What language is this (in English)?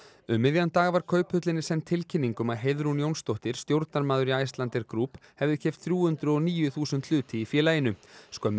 Icelandic